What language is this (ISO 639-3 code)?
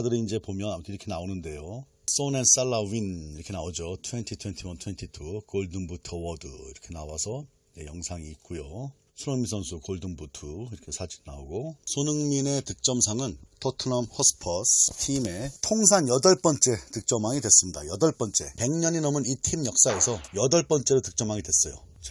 kor